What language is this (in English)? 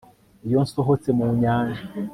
Kinyarwanda